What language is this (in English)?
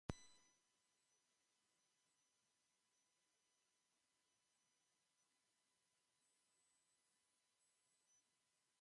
Basque